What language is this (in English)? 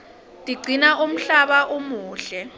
Swati